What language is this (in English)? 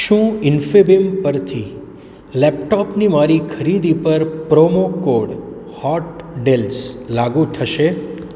Gujarati